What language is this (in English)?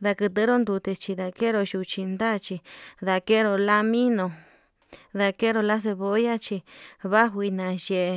Yutanduchi Mixtec